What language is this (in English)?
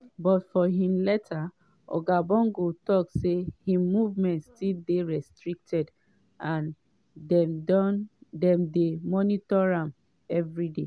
Nigerian Pidgin